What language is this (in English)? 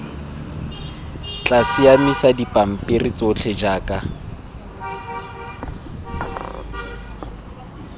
Tswana